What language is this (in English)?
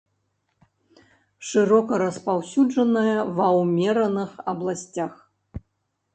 Belarusian